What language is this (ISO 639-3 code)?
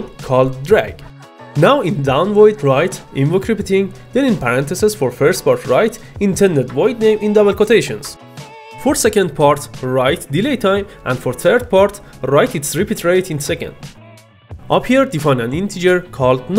eng